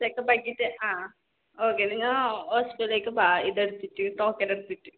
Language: Malayalam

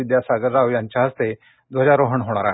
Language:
Marathi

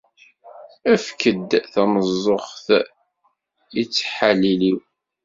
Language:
Kabyle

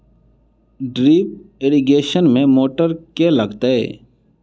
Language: Maithili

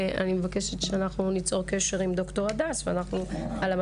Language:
Hebrew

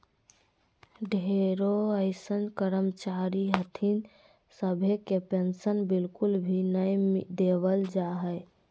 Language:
Magahi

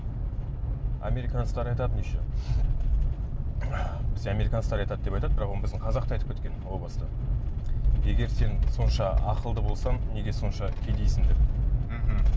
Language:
Kazakh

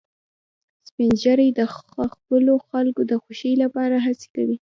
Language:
Pashto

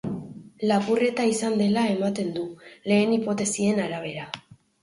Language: Basque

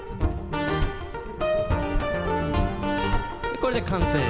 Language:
Japanese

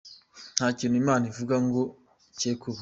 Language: Kinyarwanda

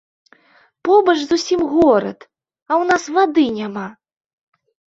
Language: Belarusian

